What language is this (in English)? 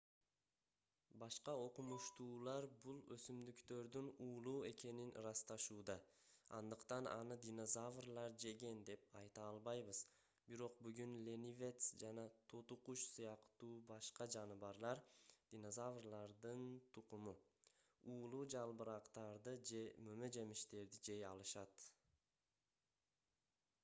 Kyrgyz